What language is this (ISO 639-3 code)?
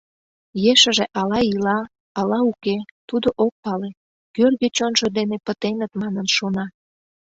chm